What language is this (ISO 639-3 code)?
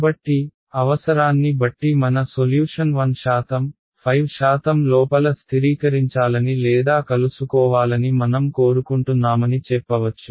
tel